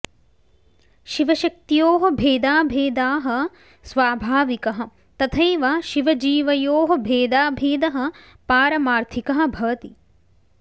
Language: Sanskrit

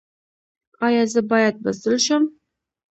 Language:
Pashto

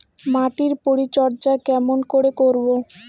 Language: Bangla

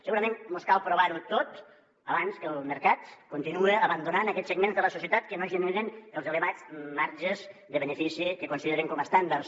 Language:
Catalan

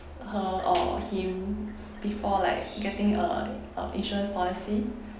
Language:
English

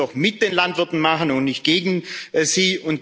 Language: German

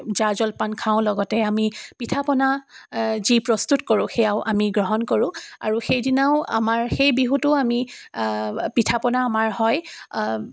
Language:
Assamese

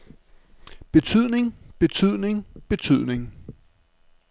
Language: Danish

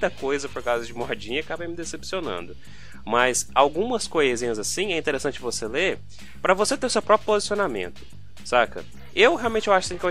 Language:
Portuguese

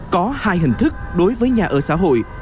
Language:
Vietnamese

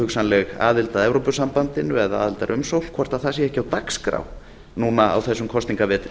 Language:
Icelandic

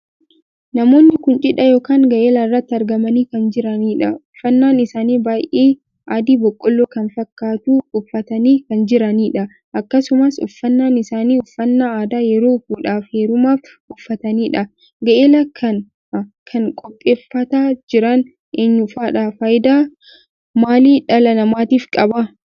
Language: Oromo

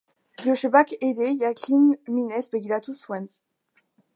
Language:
Basque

